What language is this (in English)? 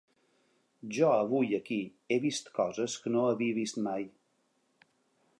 Catalan